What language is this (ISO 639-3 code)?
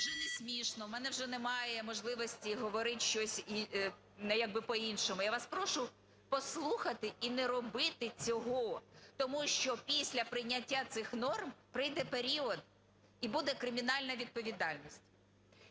ukr